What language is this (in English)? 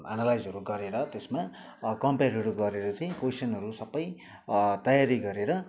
Nepali